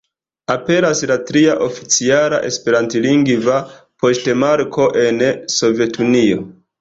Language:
Esperanto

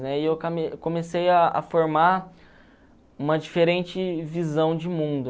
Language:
Portuguese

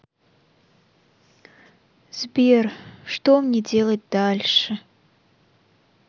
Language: Russian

